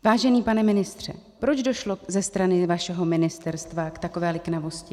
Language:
Czech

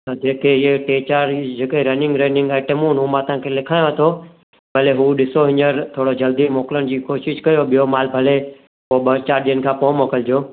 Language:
Sindhi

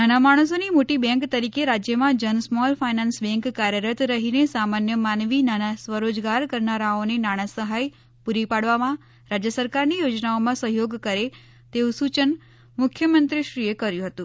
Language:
Gujarati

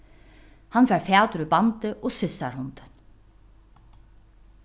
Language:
Faroese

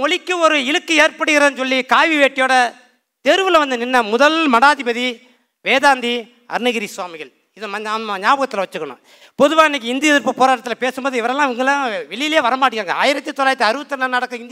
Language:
Tamil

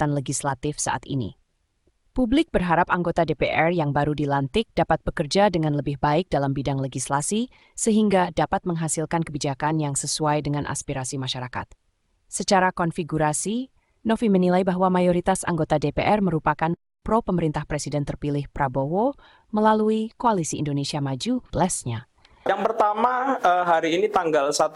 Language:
Indonesian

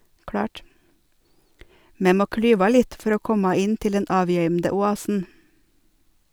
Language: Norwegian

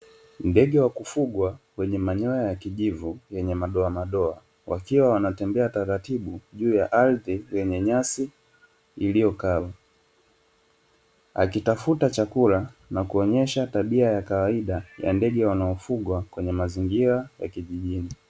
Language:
Swahili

